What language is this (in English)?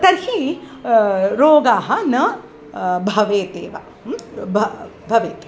Sanskrit